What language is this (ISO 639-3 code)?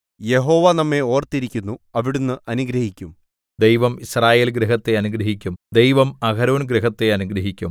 mal